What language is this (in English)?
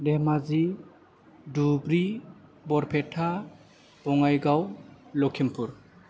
Bodo